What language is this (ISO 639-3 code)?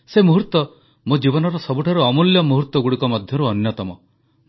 ori